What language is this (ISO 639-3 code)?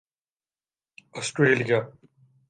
urd